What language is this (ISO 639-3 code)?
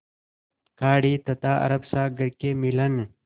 hin